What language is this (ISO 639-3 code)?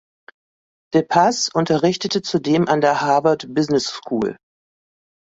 deu